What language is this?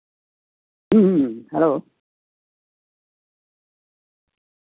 Santali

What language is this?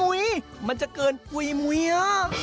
Thai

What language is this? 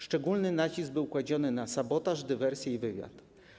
Polish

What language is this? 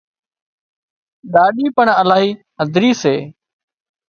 Wadiyara Koli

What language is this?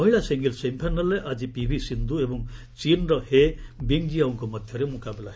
Odia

